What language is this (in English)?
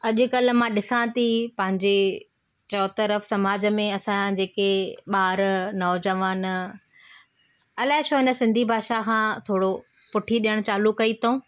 Sindhi